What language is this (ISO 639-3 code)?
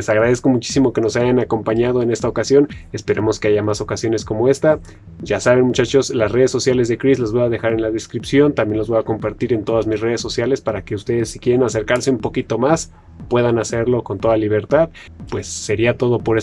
spa